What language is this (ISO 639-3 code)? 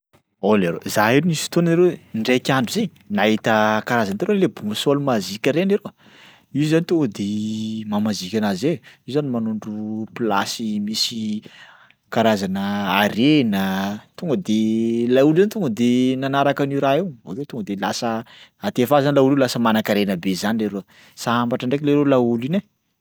skg